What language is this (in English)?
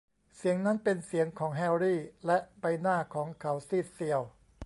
Thai